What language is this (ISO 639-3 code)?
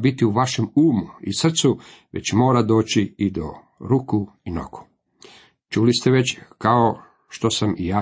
hrv